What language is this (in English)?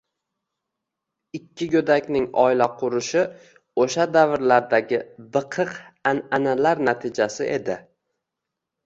Uzbek